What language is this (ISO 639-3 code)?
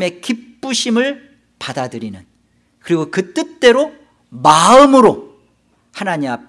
kor